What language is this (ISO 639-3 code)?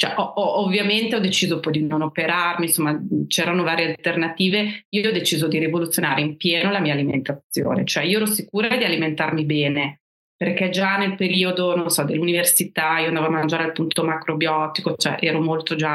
ita